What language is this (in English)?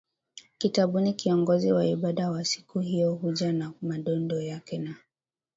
Swahili